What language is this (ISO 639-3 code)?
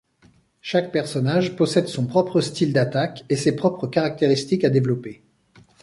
fra